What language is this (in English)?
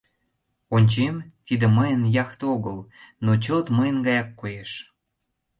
Mari